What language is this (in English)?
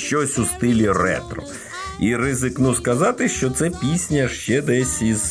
Ukrainian